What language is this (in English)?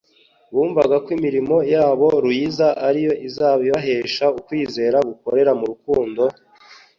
Kinyarwanda